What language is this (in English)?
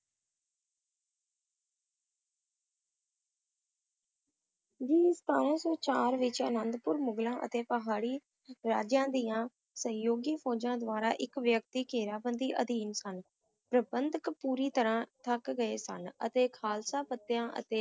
Punjabi